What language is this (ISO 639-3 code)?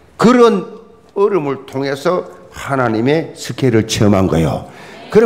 kor